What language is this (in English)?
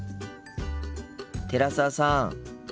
Japanese